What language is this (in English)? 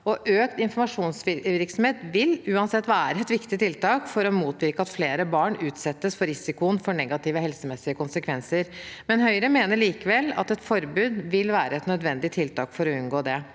Norwegian